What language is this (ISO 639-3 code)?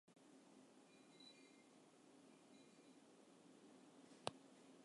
fry